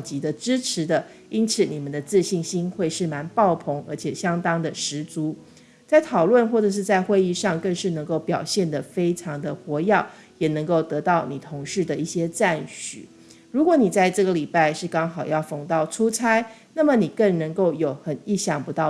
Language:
Chinese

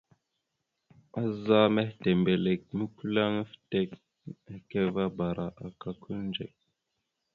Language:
Mada (Cameroon)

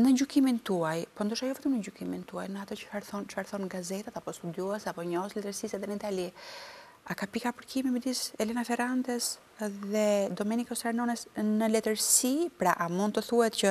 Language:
Romanian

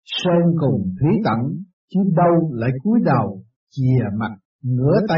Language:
Vietnamese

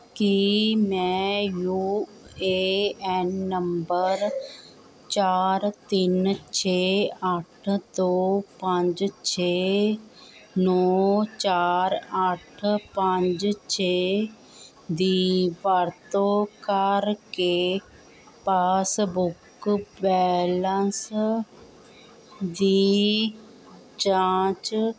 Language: Punjabi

